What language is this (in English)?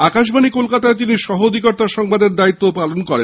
Bangla